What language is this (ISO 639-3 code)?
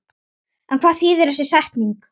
isl